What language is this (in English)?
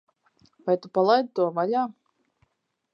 Latvian